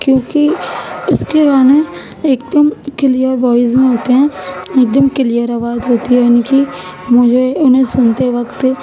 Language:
Urdu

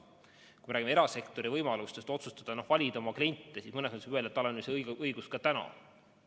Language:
Estonian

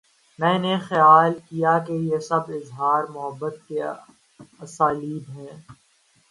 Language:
Urdu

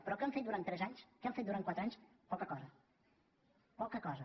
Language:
Catalan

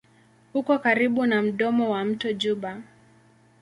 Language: Swahili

